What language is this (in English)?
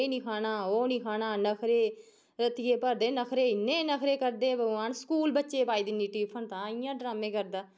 Dogri